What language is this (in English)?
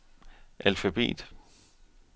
Danish